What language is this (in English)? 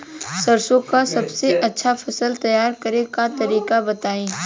Bhojpuri